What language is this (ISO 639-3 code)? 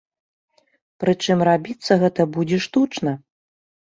bel